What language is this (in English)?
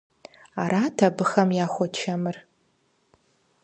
Kabardian